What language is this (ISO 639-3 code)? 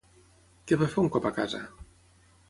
cat